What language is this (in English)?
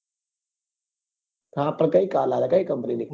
Gujarati